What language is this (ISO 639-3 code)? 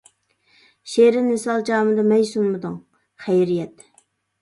uig